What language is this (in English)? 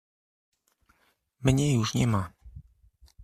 Polish